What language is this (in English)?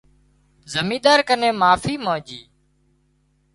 Wadiyara Koli